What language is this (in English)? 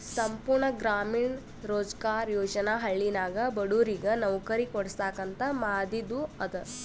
Kannada